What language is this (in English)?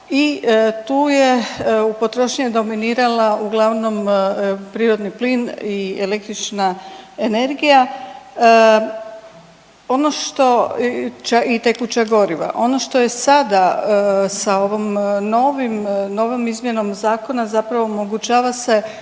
Croatian